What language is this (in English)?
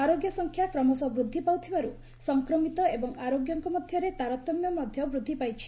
Odia